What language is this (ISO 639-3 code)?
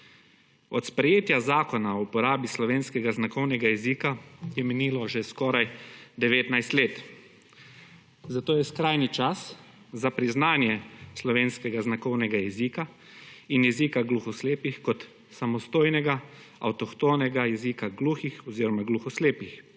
slv